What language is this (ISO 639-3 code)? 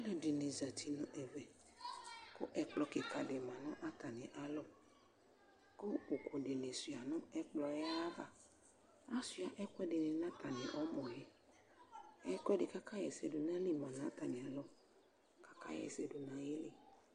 kpo